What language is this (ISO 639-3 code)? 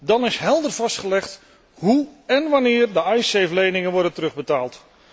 nld